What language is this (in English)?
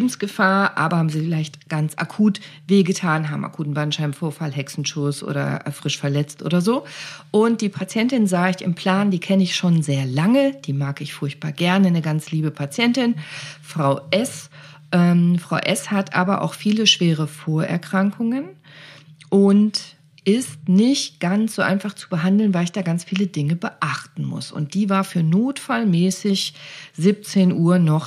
German